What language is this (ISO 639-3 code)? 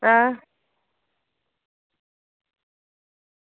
doi